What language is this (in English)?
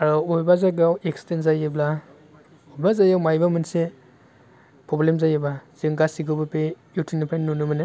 Bodo